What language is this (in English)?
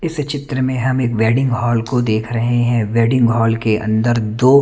Hindi